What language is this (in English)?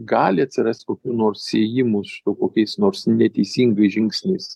Lithuanian